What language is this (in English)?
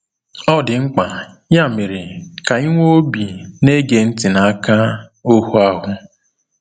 Igbo